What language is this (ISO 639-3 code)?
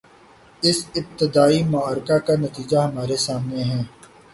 urd